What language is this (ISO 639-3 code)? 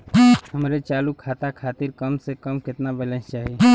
bho